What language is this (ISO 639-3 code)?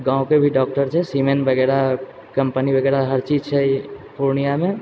mai